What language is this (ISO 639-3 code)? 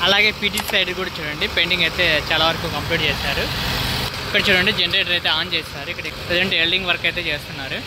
tel